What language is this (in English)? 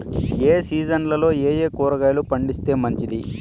Telugu